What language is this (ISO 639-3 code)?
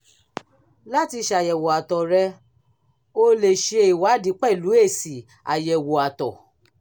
yor